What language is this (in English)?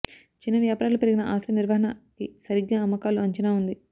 Telugu